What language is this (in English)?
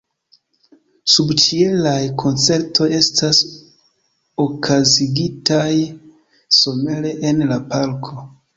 Esperanto